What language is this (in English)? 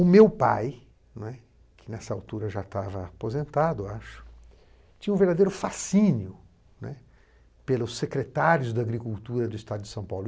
Portuguese